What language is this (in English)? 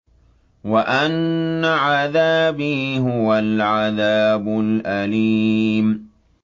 Arabic